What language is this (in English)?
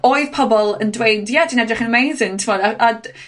Welsh